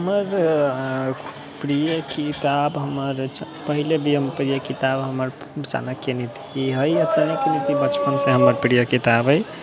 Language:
Maithili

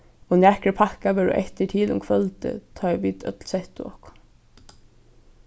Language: Faroese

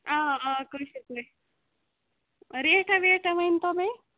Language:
Kashmiri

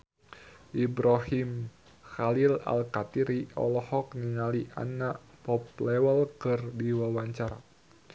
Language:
Sundanese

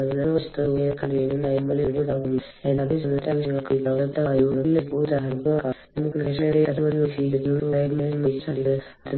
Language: Malayalam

